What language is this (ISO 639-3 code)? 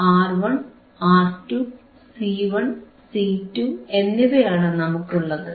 mal